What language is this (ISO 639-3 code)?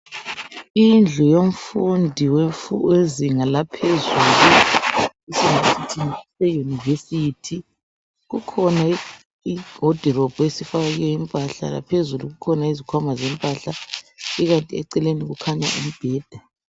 nde